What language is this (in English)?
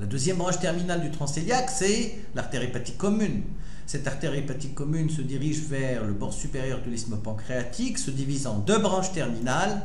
French